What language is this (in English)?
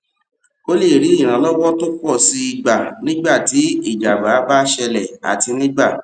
Yoruba